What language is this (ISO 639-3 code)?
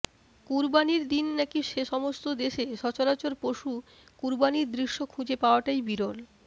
ben